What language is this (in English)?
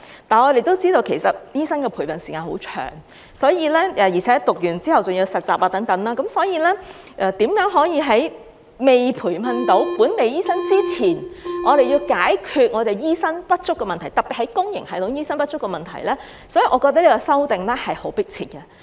Cantonese